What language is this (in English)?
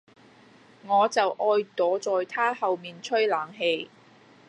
Cantonese